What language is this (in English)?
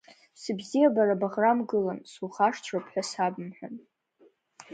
Abkhazian